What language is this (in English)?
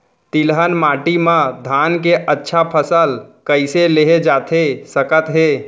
Chhattisgarhi